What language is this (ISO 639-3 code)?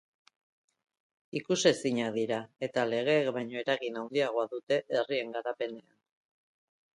eus